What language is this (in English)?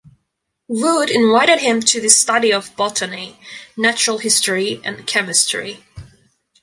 English